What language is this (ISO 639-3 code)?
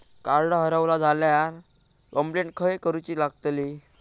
mar